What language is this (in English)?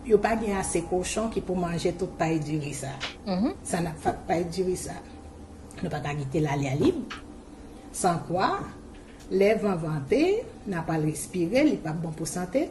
French